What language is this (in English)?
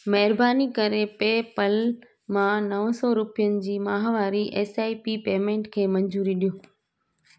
Sindhi